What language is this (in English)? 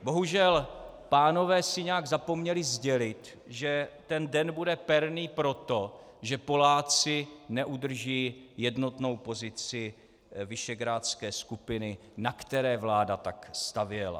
Czech